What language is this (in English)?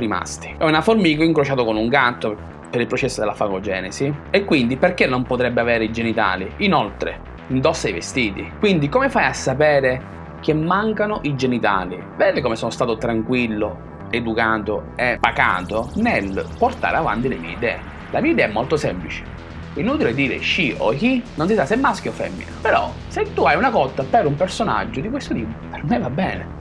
Italian